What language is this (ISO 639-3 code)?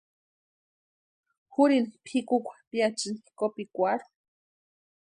pua